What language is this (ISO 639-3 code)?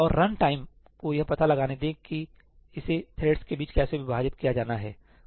hin